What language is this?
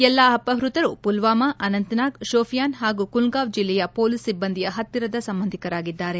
Kannada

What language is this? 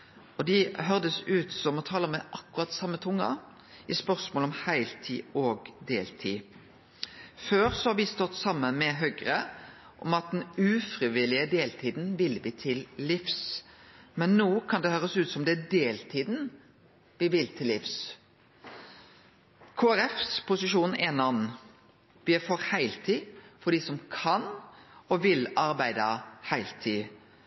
Norwegian Nynorsk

